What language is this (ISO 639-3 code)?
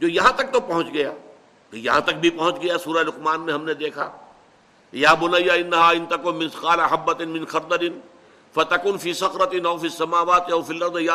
urd